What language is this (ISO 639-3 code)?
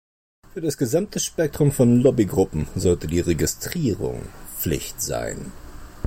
deu